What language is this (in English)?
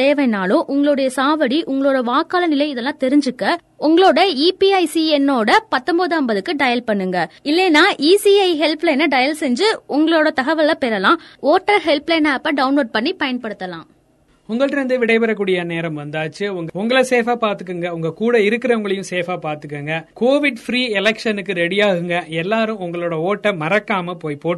Tamil